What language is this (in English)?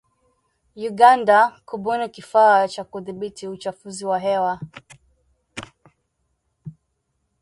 Swahili